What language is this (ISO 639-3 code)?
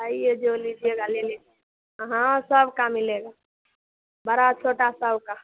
hin